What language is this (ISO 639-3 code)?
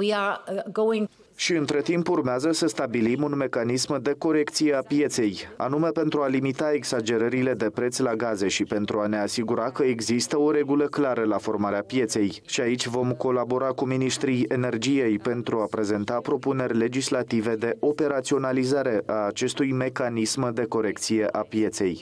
ron